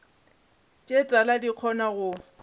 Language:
Northern Sotho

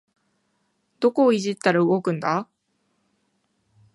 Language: Japanese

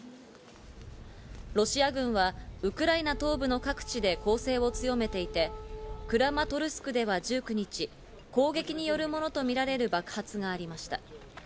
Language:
Japanese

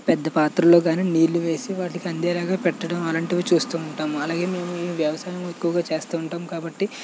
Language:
Telugu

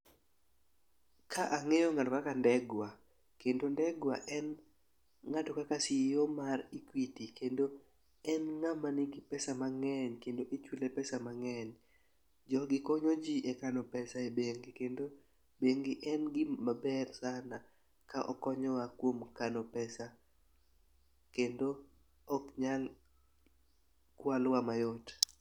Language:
Luo (Kenya and Tanzania)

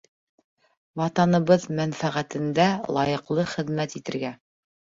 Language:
Bashkir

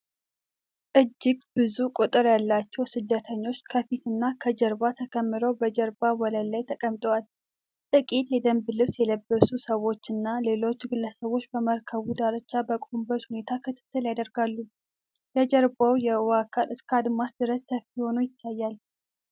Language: Amharic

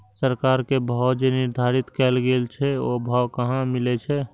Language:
Maithili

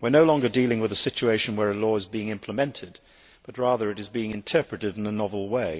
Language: English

